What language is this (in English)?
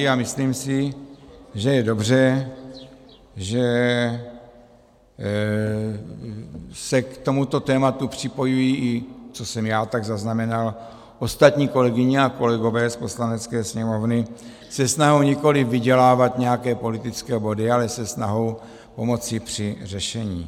Czech